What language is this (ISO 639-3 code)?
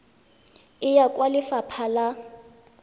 tsn